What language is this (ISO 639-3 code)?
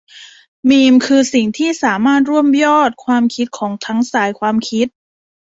tha